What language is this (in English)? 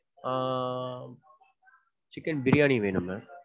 Tamil